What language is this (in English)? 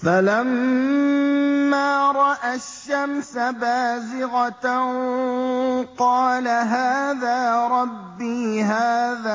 Arabic